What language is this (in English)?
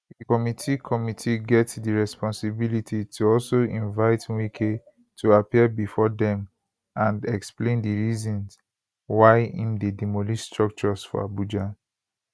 Nigerian Pidgin